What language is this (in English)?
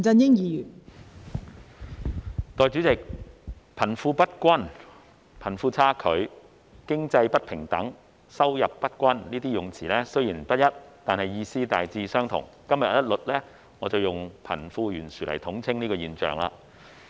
Cantonese